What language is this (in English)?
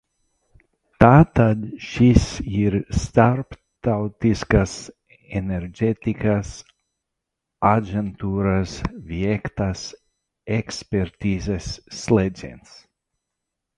Latvian